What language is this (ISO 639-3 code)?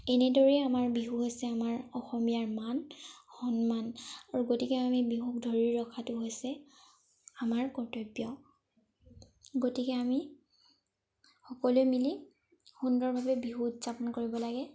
asm